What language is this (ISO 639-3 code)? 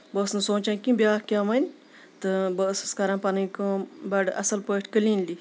kas